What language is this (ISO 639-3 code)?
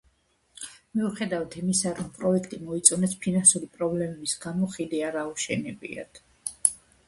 kat